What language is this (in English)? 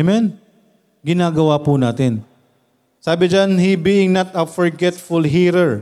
Filipino